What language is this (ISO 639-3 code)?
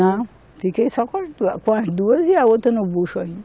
por